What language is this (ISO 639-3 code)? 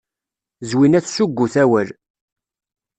kab